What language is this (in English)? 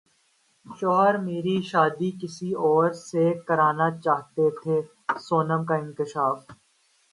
Urdu